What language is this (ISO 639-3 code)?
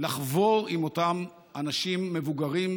heb